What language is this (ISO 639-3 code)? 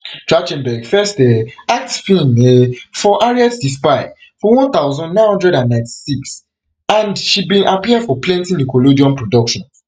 pcm